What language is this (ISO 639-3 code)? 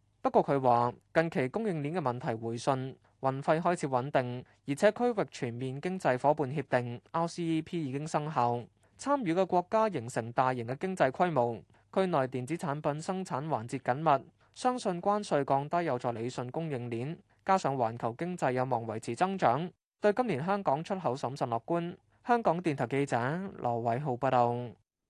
zho